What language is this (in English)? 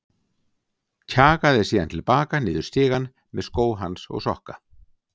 Icelandic